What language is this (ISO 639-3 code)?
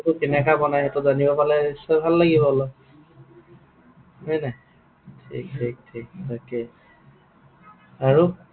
asm